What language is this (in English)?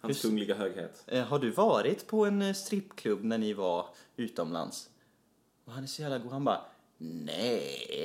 Swedish